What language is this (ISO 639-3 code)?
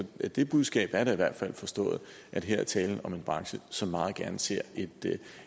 dan